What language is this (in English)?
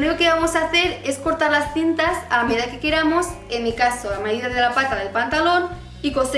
Spanish